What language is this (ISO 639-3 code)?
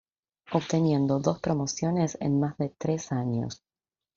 spa